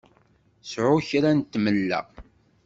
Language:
Kabyle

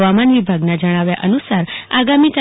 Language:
Gujarati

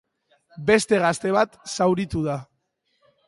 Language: Basque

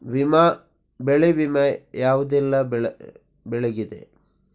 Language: Kannada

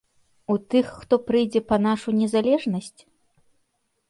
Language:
Belarusian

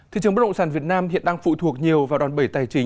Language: Vietnamese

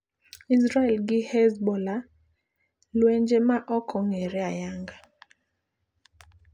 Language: Luo (Kenya and Tanzania)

